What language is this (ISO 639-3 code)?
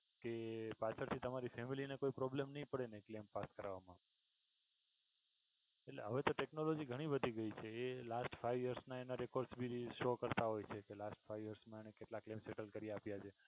guj